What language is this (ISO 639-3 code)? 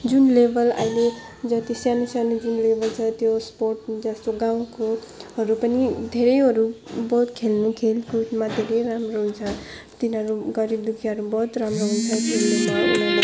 nep